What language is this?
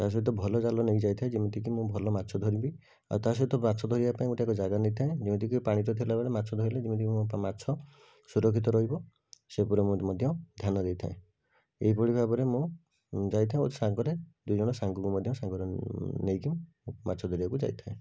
Odia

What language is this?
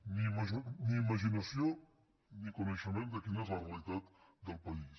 Catalan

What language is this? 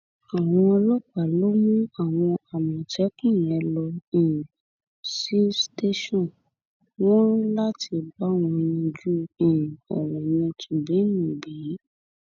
Yoruba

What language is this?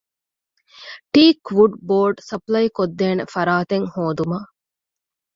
Divehi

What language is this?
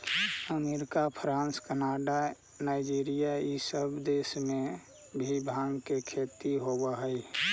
Magahi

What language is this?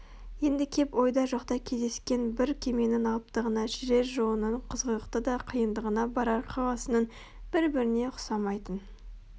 Kazakh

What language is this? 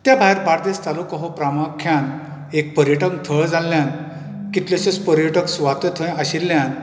Konkani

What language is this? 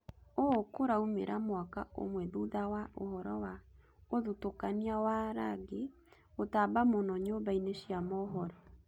Kikuyu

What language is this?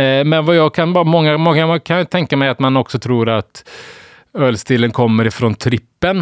Swedish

